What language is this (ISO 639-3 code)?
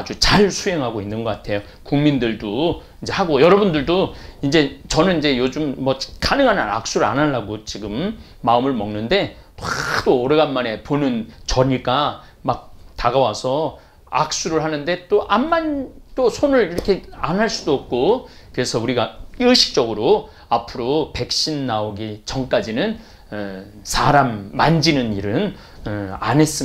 kor